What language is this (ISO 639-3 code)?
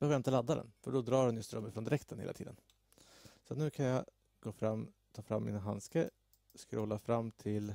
swe